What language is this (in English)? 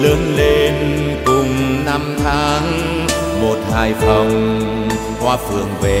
Vietnamese